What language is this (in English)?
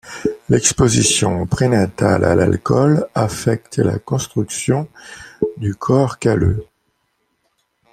French